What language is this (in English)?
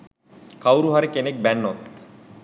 Sinhala